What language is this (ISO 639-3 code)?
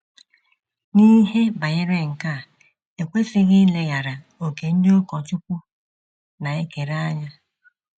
ibo